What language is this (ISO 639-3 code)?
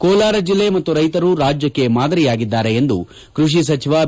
kan